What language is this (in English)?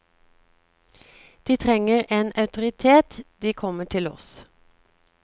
Norwegian